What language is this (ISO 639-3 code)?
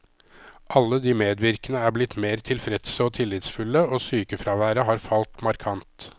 nor